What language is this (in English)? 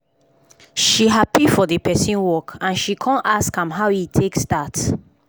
Nigerian Pidgin